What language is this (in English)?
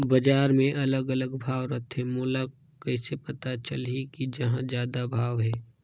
Chhattisgarhi